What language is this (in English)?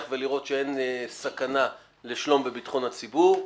Hebrew